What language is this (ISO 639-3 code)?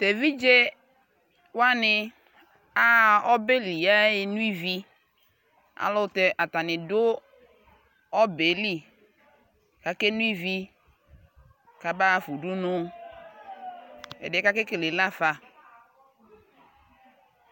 kpo